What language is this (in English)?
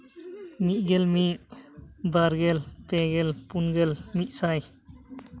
Santali